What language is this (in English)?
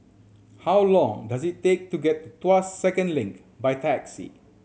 English